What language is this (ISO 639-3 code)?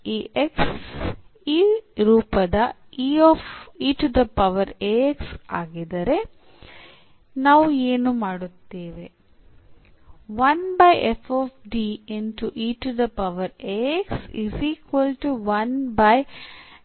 kan